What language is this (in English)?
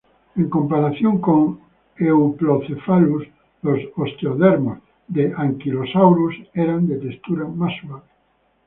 Spanish